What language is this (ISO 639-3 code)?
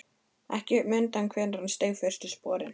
isl